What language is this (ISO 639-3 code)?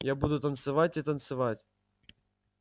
rus